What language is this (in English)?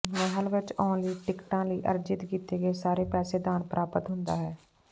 Punjabi